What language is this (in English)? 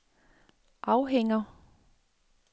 Danish